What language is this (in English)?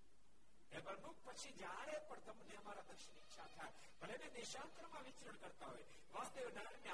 Gujarati